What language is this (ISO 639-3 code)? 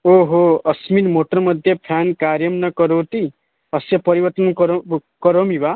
san